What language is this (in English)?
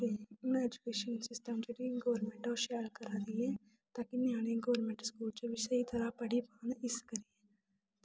Dogri